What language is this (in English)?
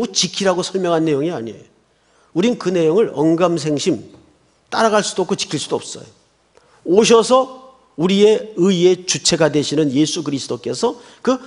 Korean